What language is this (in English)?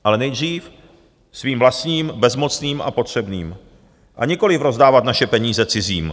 Czech